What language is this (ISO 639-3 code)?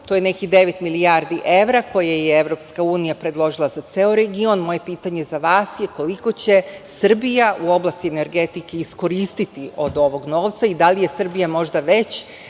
srp